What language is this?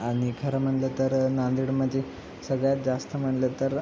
Marathi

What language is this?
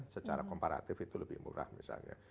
Indonesian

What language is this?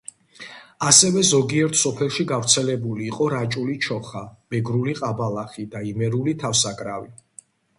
Georgian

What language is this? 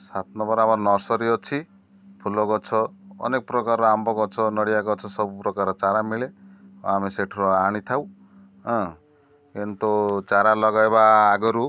Odia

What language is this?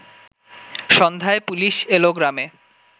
Bangla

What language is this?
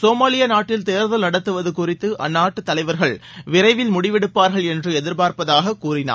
Tamil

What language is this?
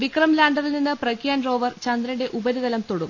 Malayalam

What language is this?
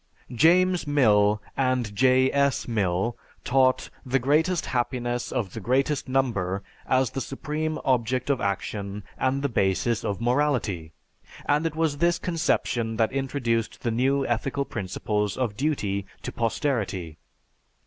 English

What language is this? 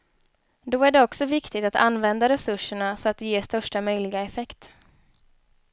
Swedish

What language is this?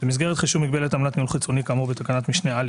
Hebrew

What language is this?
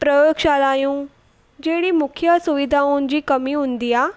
Sindhi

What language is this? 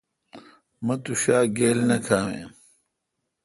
Kalkoti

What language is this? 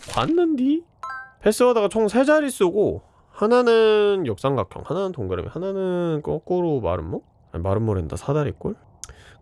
Korean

